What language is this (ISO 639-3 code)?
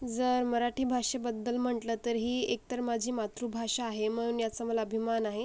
mar